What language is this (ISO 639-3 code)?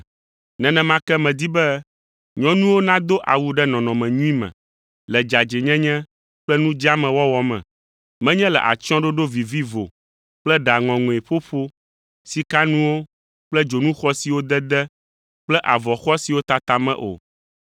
ewe